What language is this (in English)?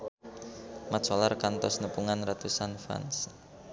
Sundanese